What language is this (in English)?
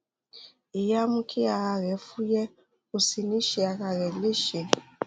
Yoruba